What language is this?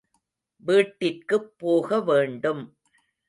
Tamil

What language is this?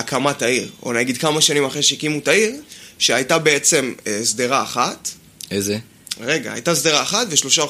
Hebrew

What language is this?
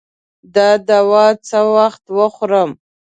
Pashto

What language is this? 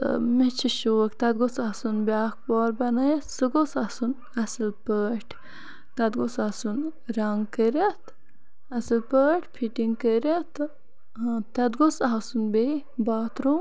Kashmiri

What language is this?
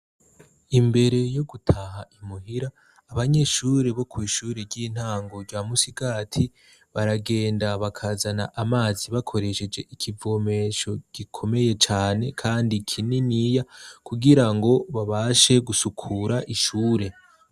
Rundi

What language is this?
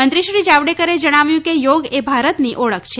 Gujarati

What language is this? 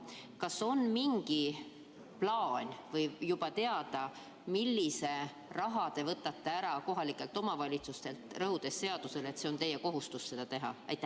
Estonian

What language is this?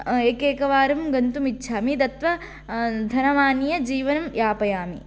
Sanskrit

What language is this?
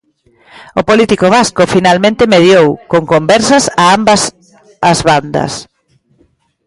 Galician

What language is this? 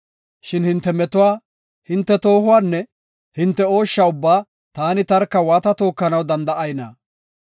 Gofa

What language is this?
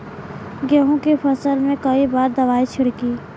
Bhojpuri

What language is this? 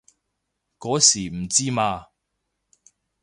Cantonese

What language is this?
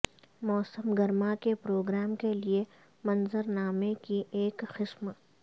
Urdu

